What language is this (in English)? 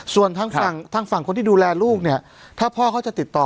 Thai